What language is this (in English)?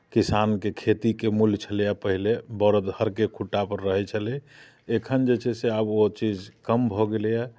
Maithili